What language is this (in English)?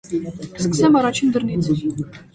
Armenian